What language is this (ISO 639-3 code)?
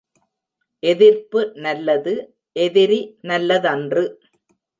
tam